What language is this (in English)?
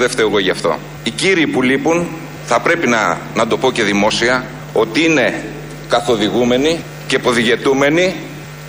Greek